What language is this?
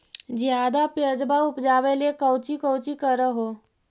Magahi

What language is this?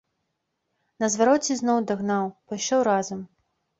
Belarusian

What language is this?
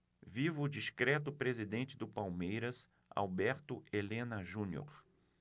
Portuguese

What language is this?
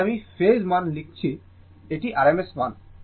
Bangla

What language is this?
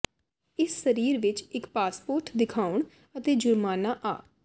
Punjabi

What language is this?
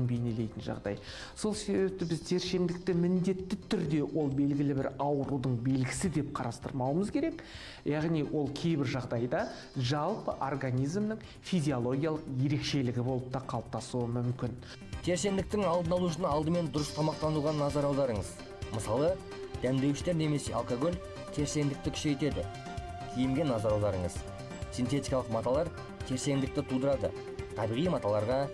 Turkish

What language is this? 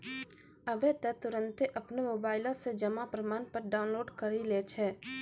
Maithili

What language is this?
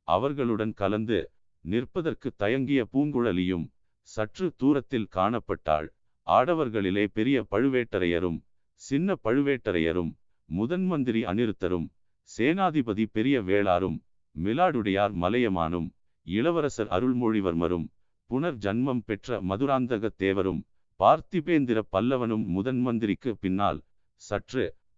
Tamil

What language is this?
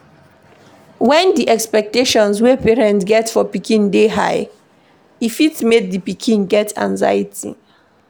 Nigerian Pidgin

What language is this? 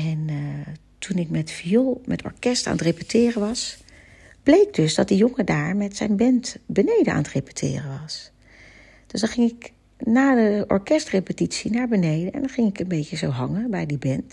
Dutch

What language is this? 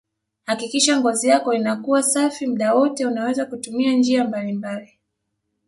Swahili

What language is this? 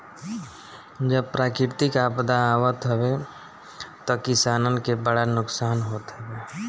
Bhojpuri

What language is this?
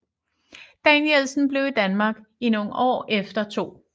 Danish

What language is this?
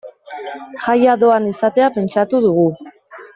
Basque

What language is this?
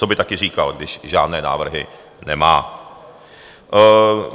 Czech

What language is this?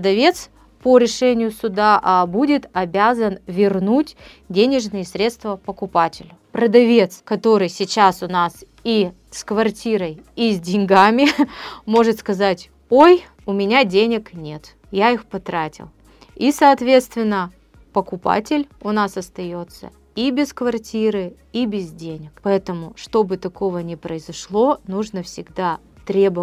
Russian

